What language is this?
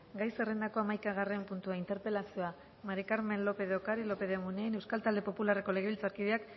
Basque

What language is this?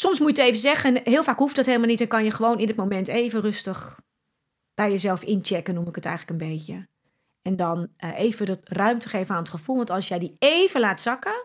Dutch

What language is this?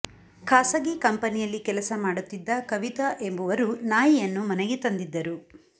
Kannada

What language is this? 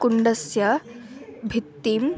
Sanskrit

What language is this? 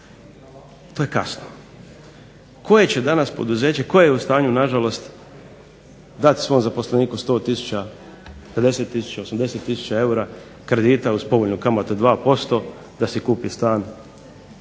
Croatian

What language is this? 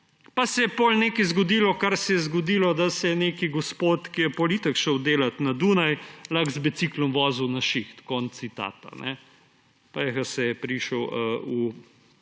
Slovenian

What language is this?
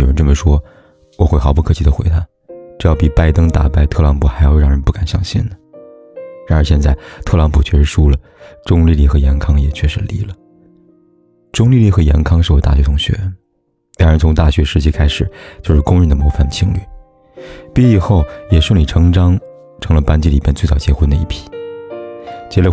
Chinese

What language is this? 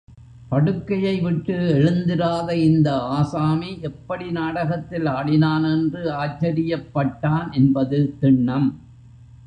Tamil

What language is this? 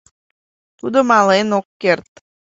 Mari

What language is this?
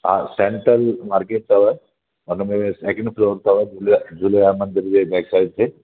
Sindhi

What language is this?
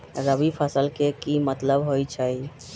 Magahi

